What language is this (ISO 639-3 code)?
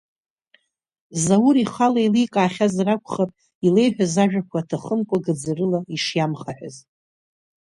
abk